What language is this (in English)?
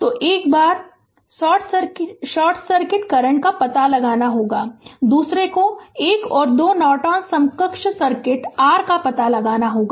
Hindi